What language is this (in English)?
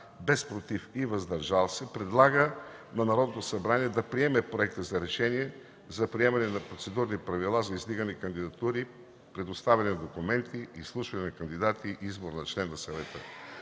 Bulgarian